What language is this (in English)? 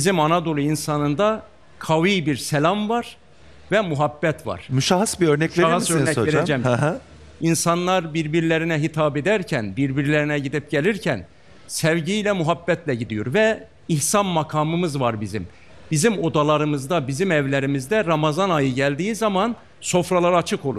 Turkish